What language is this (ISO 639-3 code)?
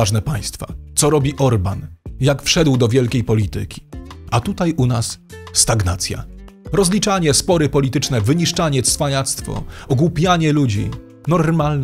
pol